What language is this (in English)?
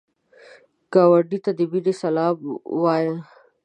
Pashto